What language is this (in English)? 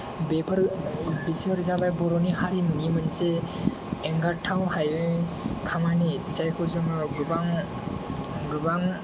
Bodo